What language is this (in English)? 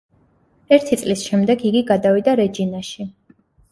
Georgian